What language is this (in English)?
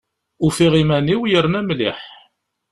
Kabyle